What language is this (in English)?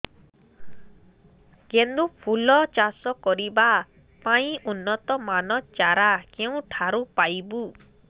Odia